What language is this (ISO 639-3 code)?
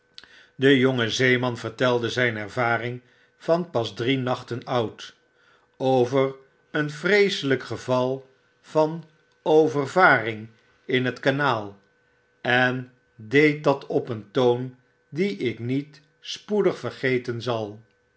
nld